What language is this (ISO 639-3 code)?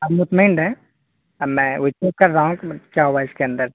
urd